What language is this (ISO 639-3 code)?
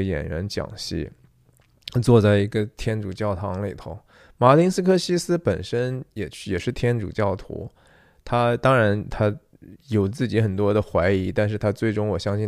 zho